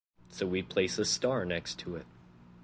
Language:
English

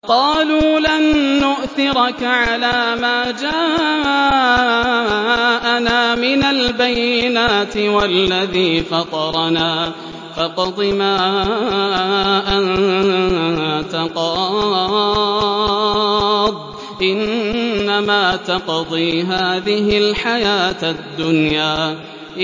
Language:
Arabic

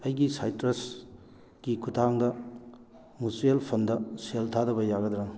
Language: Manipuri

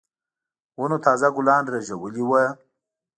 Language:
Pashto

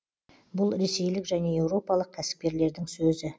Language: Kazakh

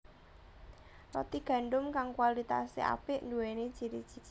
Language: Javanese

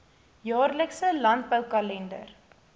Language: Afrikaans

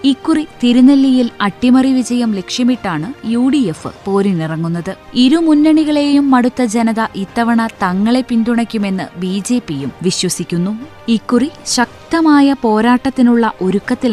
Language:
Malayalam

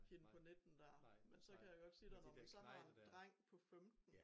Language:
Danish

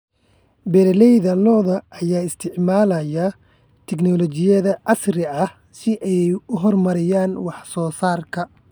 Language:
Somali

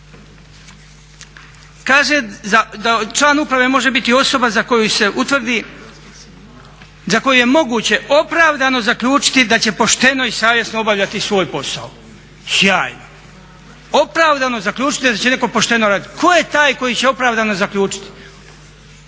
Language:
Croatian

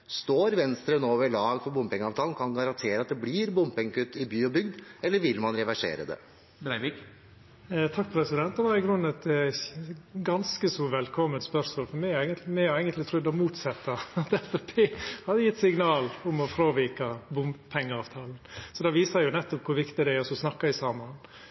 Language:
Norwegian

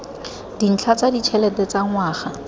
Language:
Tswana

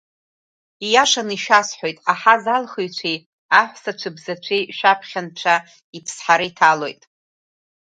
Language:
Abkhazian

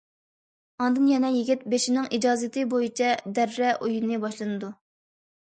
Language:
Uyghur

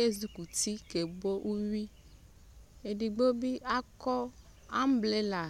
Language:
Ikposo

